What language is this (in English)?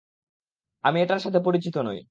Bangla